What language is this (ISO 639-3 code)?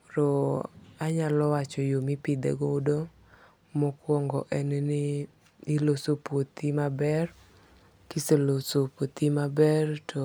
luo